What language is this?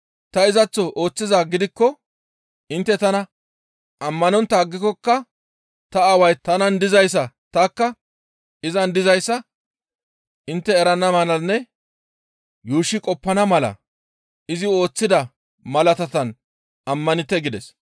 Gamo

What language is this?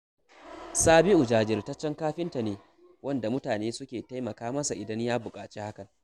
Hausa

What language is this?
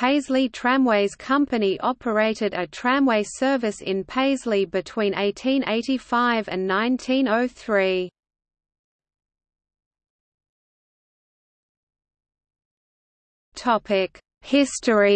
English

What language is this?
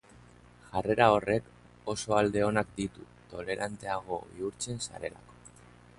Basque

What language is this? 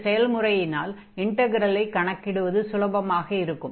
Tamil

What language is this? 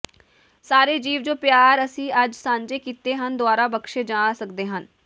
Punjabi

